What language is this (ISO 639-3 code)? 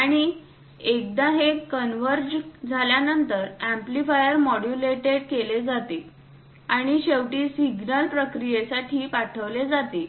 mar